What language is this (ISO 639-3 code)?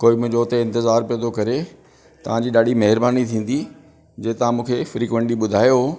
snd